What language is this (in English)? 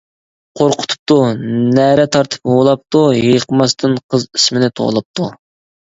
Uyghur